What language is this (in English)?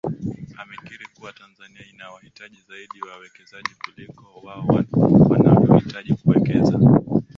Swahili